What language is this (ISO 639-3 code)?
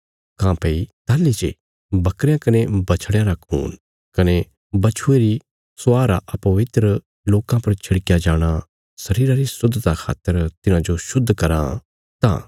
kfs